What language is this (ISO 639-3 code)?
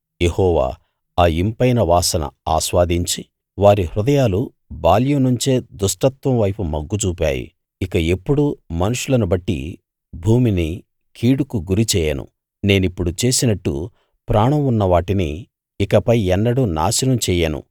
tel